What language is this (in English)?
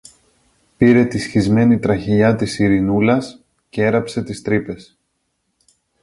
Greek